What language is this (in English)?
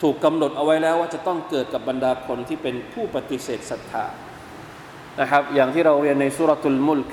Thai